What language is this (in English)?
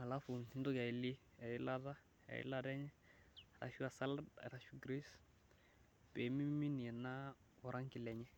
Masai